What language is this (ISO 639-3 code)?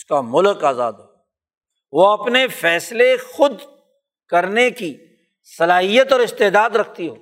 urd